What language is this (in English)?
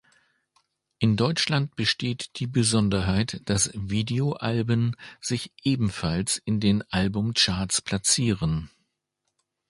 German